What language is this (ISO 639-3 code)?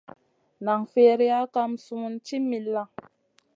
mcn